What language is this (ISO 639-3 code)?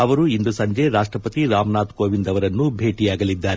kan